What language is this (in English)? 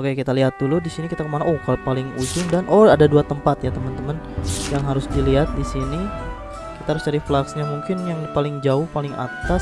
Indonesian